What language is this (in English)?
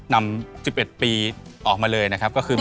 Thai